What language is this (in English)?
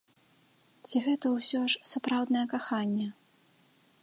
Belarusian